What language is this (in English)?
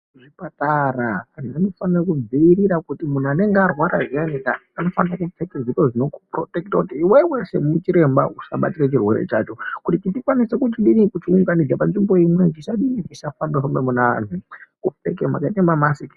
Ndau